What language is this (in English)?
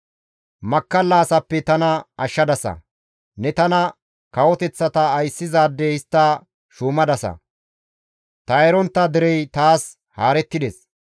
Gamo